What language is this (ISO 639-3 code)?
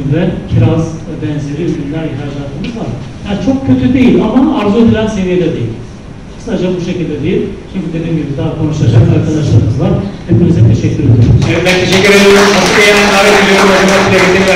tur